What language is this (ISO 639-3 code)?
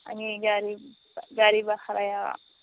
brx